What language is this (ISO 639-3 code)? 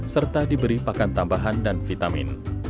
ind